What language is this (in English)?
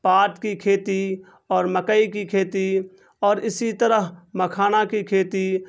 Urdu